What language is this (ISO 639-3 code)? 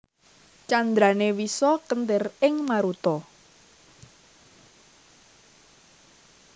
jav